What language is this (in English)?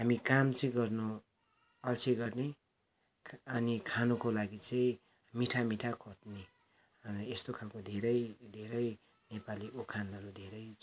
Nepali